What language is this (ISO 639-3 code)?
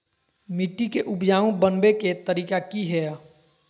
mag